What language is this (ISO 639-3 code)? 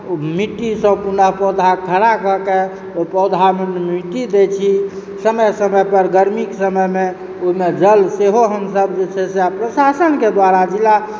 mai